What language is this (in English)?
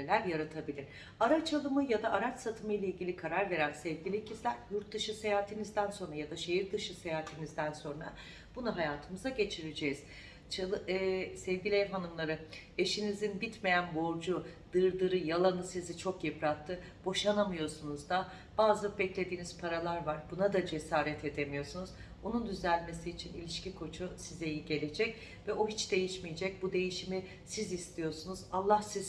Turkish